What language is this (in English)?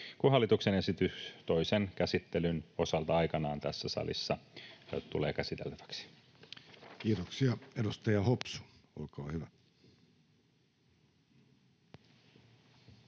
Finnish